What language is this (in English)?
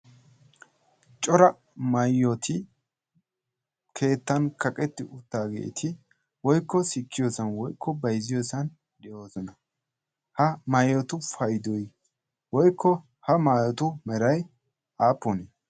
Wolaytta